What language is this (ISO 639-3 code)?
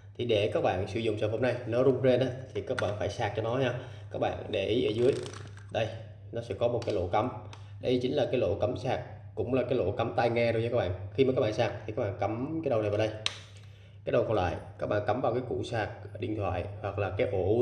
vie